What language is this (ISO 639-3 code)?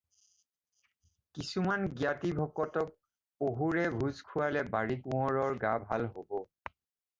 asm